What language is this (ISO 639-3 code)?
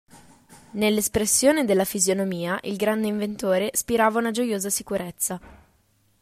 ita